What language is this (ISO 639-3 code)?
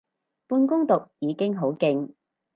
yue